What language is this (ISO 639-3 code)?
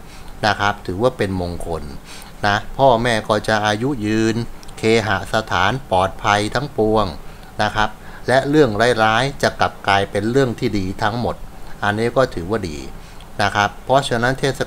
tha